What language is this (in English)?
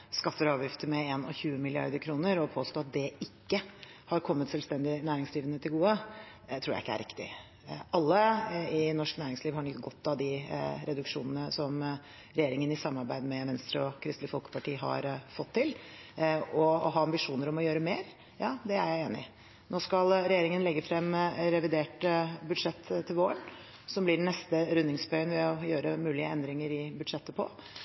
Norwegian Bokmål